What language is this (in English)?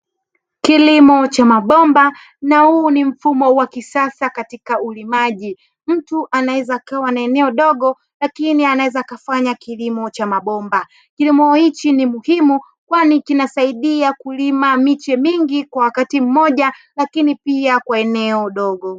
Swahili